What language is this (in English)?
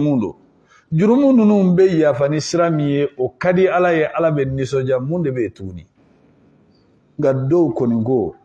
Arabic